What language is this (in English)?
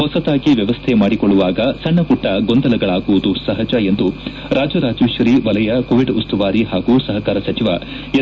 Kannada